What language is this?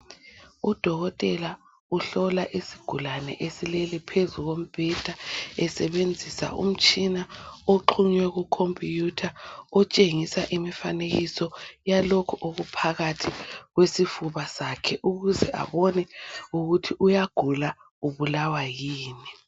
North Ndebele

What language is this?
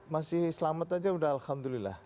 Indonesian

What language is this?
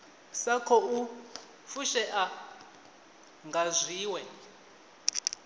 Venda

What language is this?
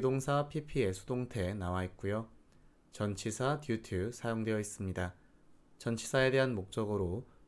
Korean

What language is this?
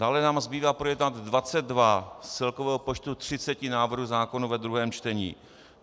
Czech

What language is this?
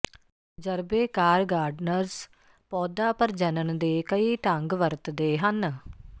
Punjabi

